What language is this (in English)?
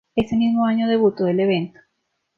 Spanish